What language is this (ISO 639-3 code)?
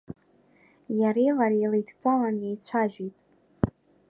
abk